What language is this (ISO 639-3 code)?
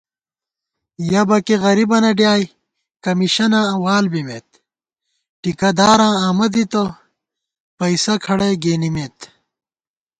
gwt